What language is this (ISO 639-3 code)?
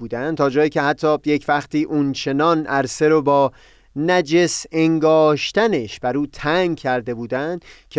fas